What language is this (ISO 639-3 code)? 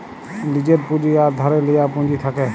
ben